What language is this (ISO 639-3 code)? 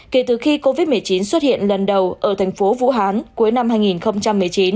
vie